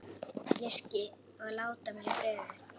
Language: Icelandic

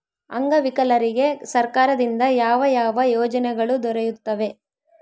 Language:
Kannada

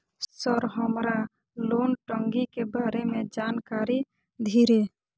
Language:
Maithili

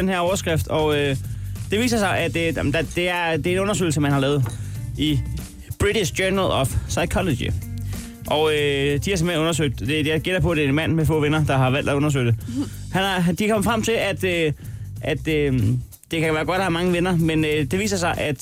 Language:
Danish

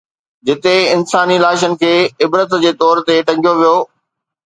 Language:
Sindhi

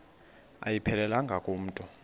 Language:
Xhosa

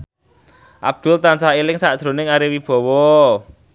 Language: Javanese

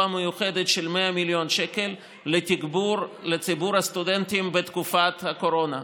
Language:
Hebrew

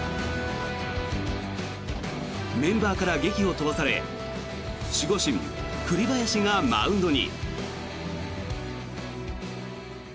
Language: Japanese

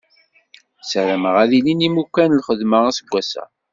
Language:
Kabyle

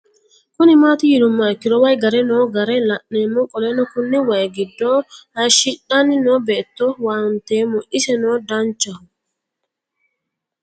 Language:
Sidamo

